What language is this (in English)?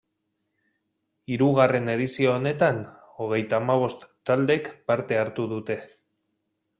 Basque